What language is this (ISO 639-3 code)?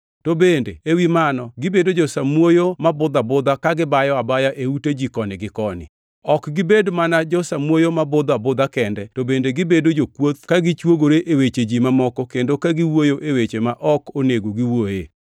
luo